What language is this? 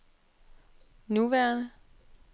Danish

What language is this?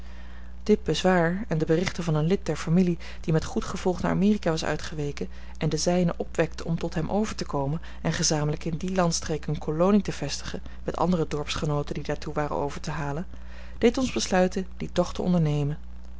Dutch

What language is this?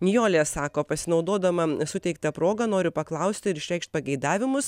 Lithuanian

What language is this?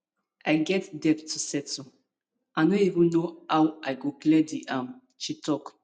Nigerian Pidgin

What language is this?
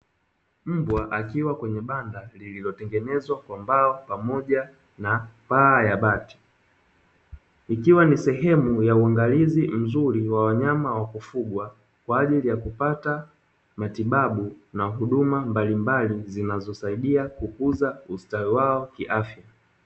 Swahili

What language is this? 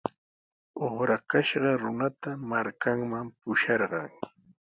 Sihuas Ancash Quechua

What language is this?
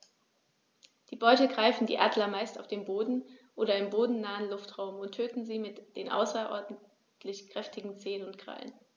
German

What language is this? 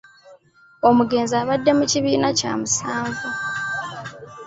Ganda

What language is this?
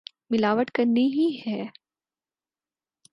Urdu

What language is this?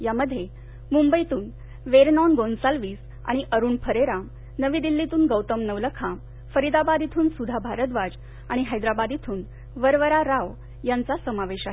Marathi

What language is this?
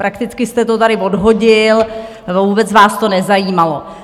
Czech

